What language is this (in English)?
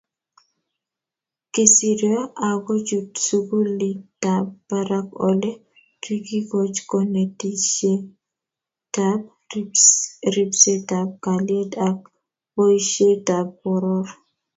Kalenjin